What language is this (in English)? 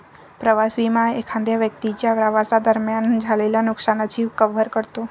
Marathi